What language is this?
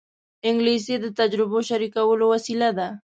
Pashto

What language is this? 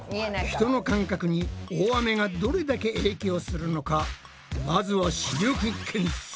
Japanese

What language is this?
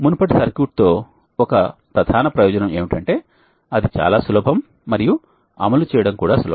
Telugu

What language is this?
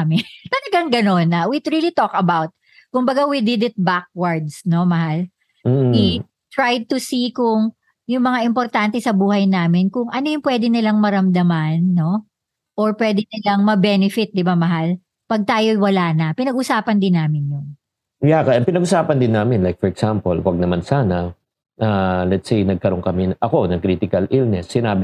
Filipino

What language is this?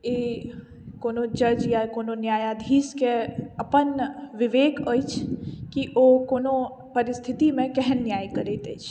Maithili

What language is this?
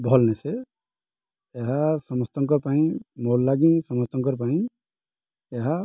Odia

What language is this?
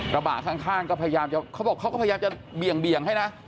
Thai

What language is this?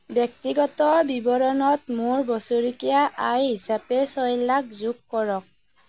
Assamese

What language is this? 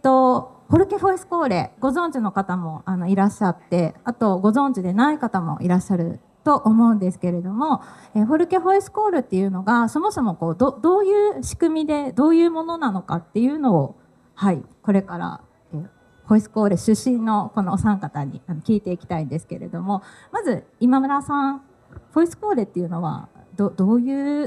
Japanese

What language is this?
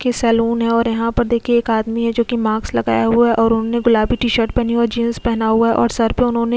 Hindi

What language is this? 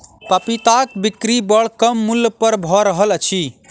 Maithili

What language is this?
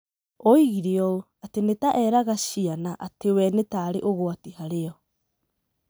Kikuyu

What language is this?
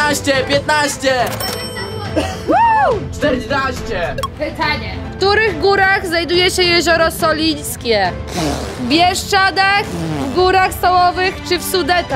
Polish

